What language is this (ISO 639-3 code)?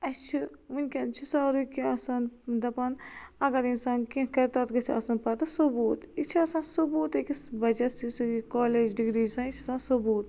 kas